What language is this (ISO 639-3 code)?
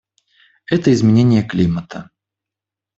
rus